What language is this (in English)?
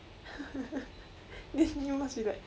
English